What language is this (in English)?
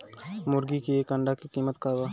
Bhojpuri